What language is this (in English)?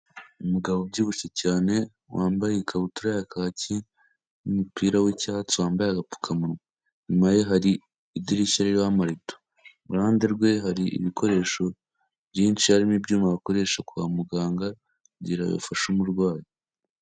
Kinyarwanda